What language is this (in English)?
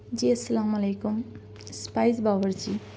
Urdu